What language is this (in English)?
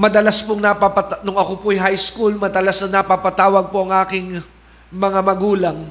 Filipino